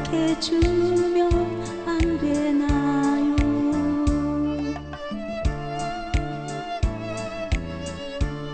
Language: Korean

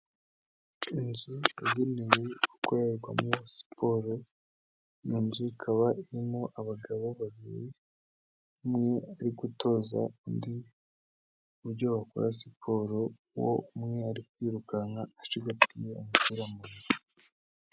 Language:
Kinyarwanda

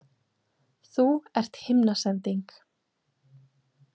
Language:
Icelandic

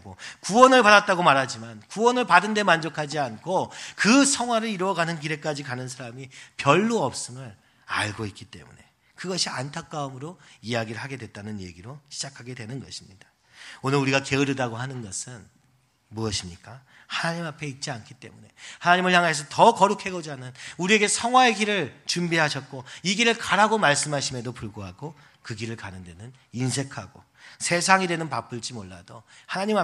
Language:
Korean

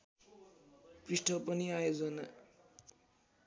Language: Nepali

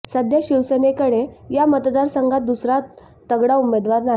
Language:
Marathi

